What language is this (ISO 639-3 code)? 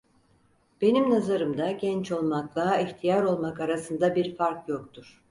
tur